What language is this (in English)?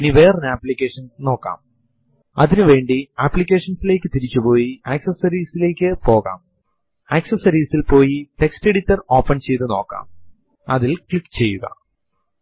Malayalam